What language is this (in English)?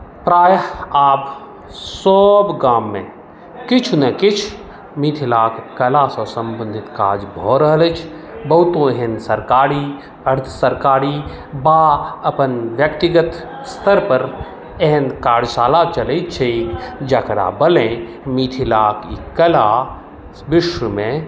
Maithili